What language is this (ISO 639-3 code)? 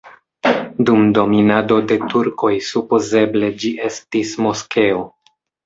epo